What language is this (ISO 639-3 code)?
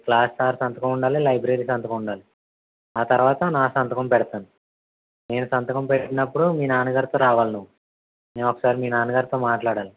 tel